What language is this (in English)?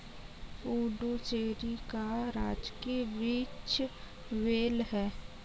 Hindi